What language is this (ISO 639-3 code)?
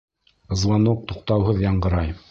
bak